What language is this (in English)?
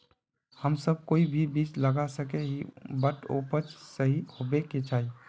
Magahi